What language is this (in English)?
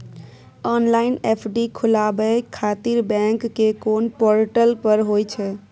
Maithili